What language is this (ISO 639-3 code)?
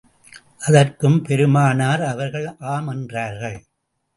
tam